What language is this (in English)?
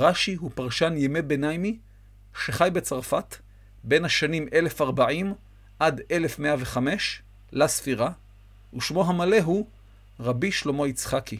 Hebrew